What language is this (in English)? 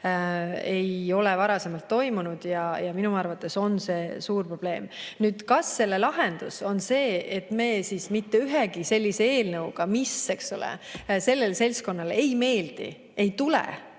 Estonian